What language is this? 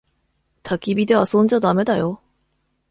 Japanese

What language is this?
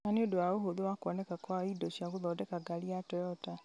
Kikuyu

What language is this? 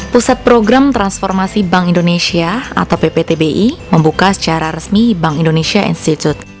Indonesian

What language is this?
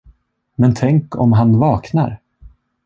Swedish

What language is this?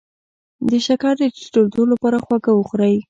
Pashto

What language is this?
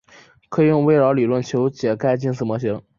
Chinese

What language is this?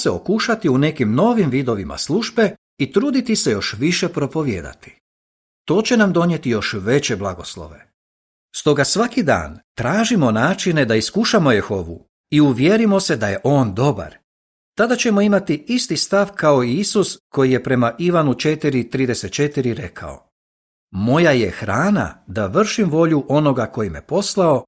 Croatian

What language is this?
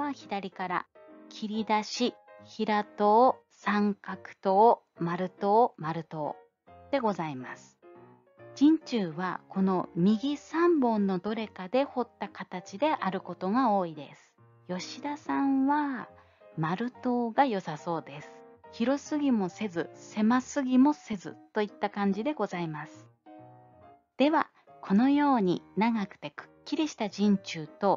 Japanese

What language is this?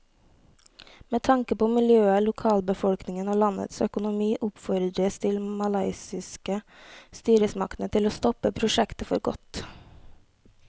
Norwegian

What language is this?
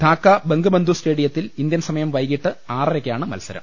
Malayalam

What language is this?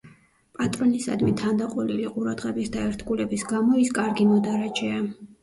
Georgian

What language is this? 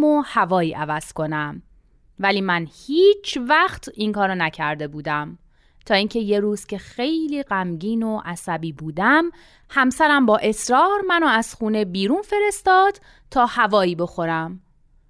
Persian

